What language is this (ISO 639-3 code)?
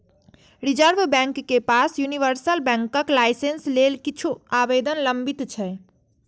mai